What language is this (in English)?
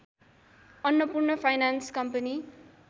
Nepali